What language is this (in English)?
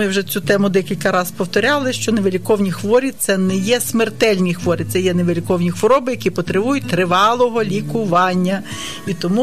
Ukrainian